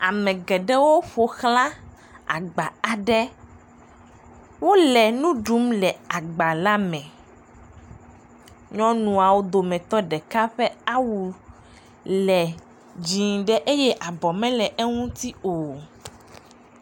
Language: Ewe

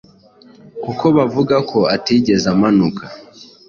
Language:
Kinyarwanda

